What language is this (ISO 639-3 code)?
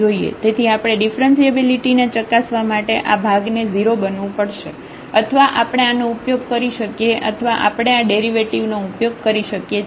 guj